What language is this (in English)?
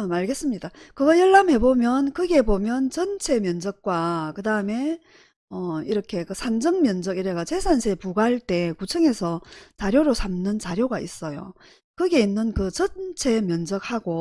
Korean